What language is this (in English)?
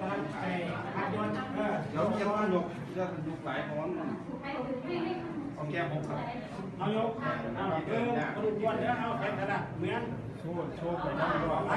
Thai